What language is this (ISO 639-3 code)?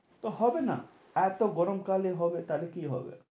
ben